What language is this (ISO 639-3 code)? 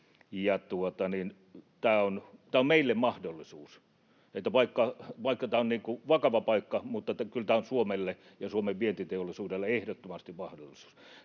fin